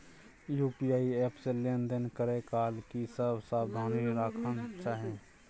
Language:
Maithili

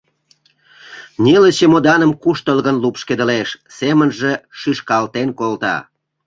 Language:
Mari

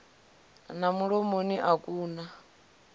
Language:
Venda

